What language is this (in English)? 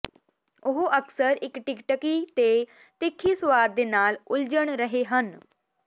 Punjabi